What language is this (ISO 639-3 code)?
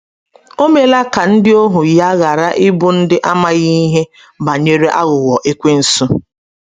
ibo